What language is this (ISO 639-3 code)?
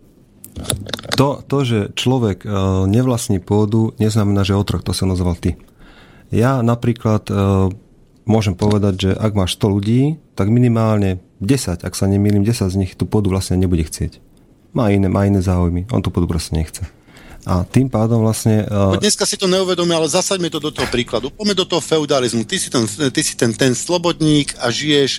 slk